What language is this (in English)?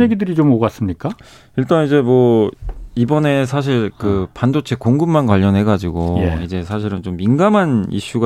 Korean